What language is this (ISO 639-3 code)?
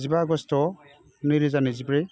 brx